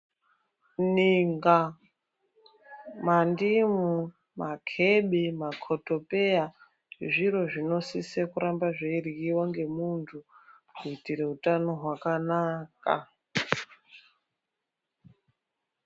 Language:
Ndau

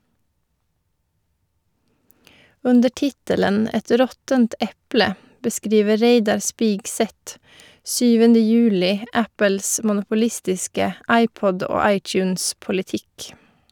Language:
Norwegian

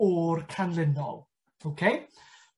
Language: Welsh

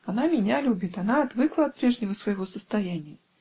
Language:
Russian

